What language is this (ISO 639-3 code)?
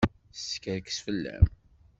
kab